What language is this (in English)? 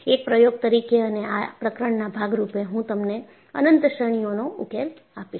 Gujarati